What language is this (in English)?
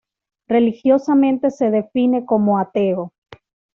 Spanish